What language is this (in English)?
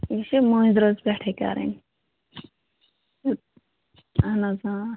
Kashmiri